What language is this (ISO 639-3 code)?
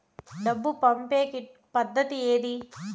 tel